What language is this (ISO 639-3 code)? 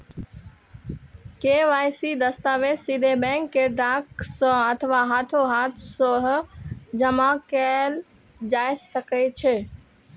mai